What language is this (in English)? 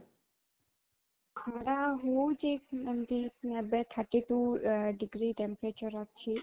Odia